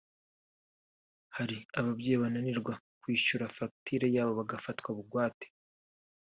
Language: Kinyarwanda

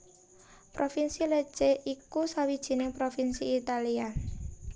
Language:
Javanese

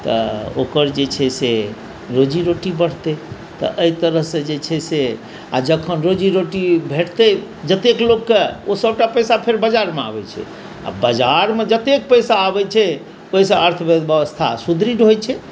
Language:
Maithili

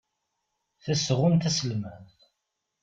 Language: Kabyle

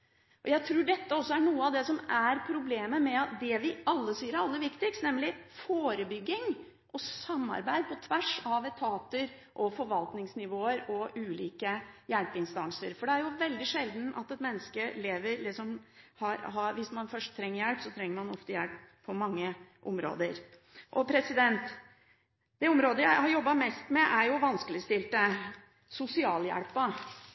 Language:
Norwegian Bokmål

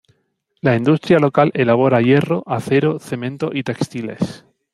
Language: Spanish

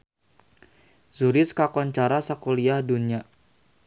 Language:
Sundanese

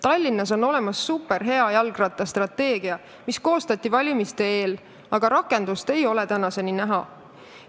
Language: Estonian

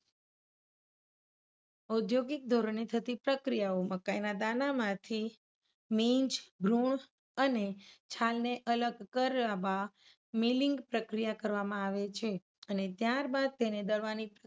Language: Gujarati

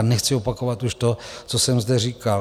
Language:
Czech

